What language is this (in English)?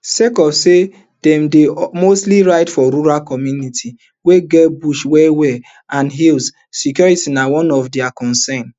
Nigerian Pidgin